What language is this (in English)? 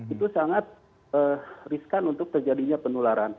Indonesian